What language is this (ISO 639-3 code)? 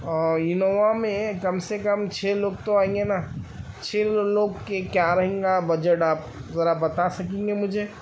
urd